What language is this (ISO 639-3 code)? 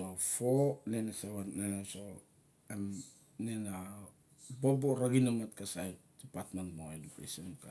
bjk